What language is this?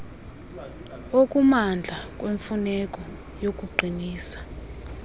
Xhosa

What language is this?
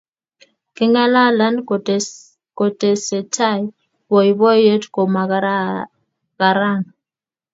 Kalenjin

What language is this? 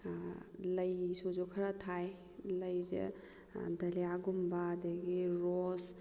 Manipuri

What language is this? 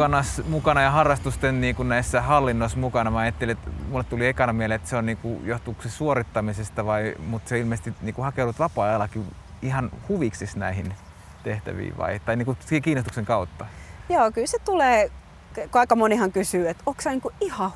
Finnish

